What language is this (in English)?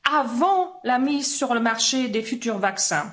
French